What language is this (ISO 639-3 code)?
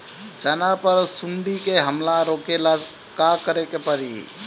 bho